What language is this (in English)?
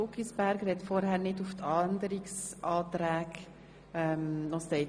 Swiss German